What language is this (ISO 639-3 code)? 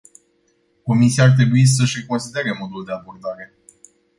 ron